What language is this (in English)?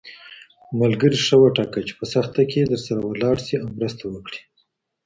Pashto